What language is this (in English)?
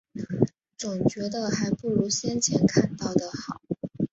Chinese